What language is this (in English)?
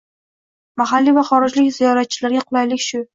Uzbek